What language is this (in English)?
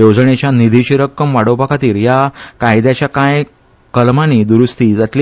Konkani